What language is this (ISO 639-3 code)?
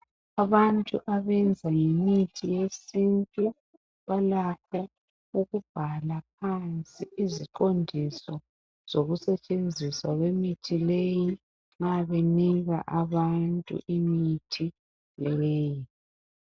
nde